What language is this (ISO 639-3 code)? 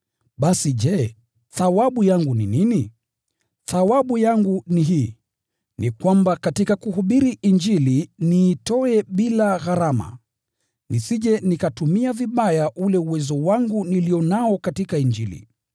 swa